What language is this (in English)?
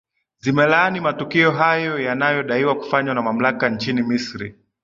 Swahili